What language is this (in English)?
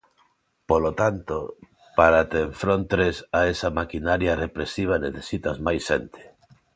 Galician